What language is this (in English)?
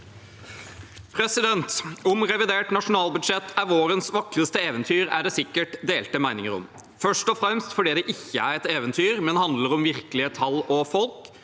Norwegian